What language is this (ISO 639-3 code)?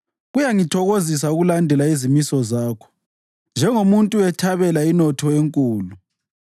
nde